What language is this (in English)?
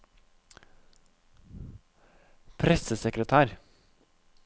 Norwegian